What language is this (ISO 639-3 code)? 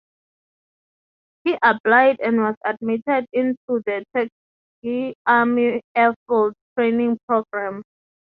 eng